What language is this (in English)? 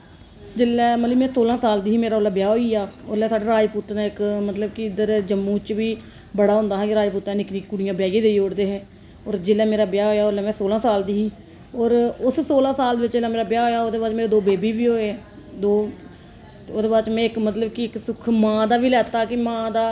Dogri